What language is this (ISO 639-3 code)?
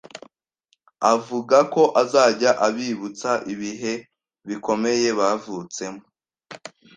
kin